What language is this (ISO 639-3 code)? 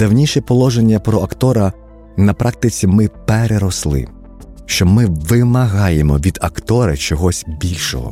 ukr